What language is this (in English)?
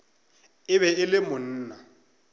Northern Sotho